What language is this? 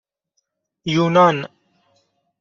Persian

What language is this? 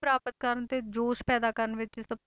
Punjabi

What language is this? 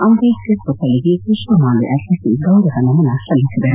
Kannada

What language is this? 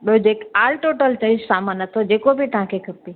Sindhi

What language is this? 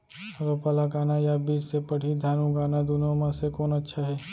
Chhattisgarhi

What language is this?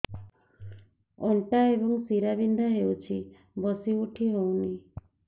Odia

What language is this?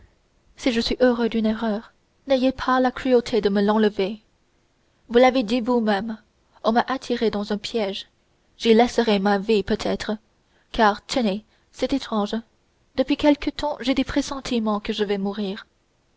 French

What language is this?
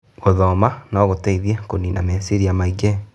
Kikuyu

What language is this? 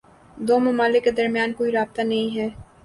Urdu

